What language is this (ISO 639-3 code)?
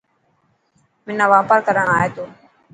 mki